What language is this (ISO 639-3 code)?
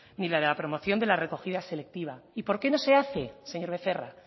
spa